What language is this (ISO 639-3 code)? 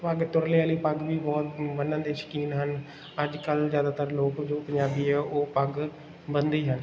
pan